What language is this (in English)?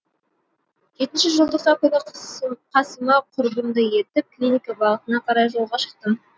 Kazakh